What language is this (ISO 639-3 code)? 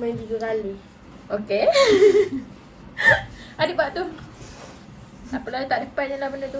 msa